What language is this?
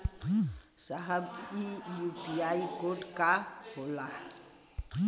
Bhojpuri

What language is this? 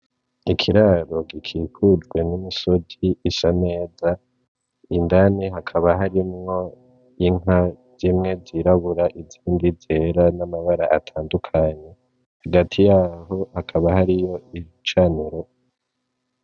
Rundi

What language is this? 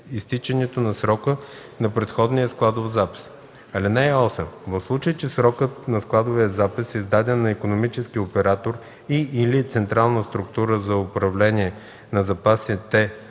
Bulgarian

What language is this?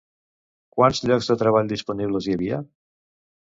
Catalan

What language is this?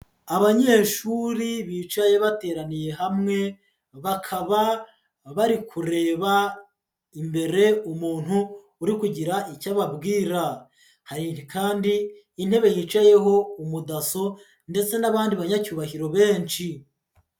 Kinyarwanda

